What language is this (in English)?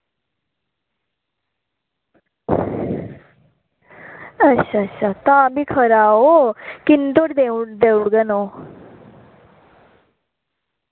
Dogri